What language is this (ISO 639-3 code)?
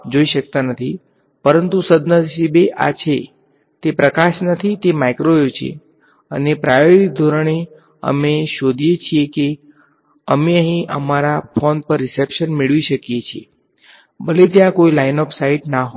guj